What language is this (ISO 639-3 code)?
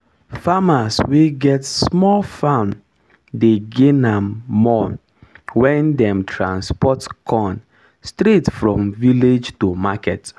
pcm